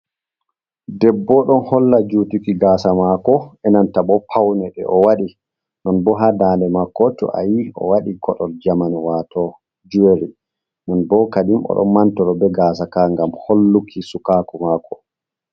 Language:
Fula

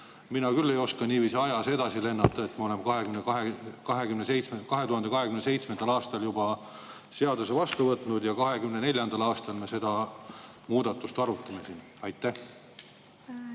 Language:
Estonian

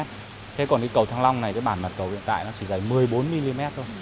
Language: Vietnamese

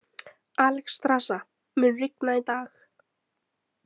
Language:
Icelandic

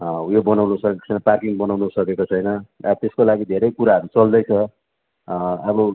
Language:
Nepali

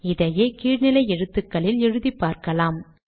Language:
Tamil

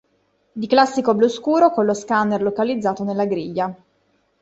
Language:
Italian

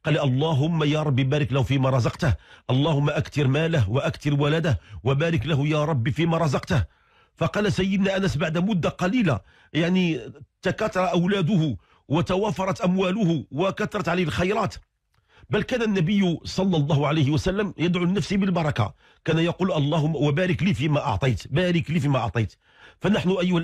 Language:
Arabic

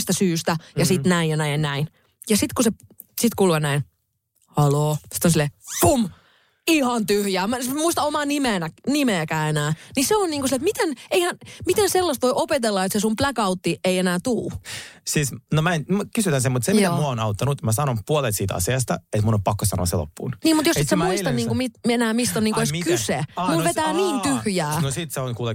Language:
Finnish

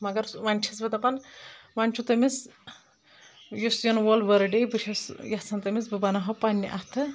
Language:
Kashmiri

